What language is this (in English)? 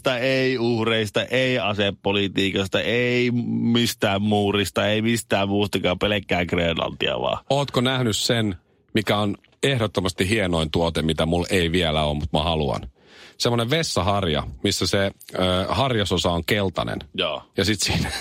Finnish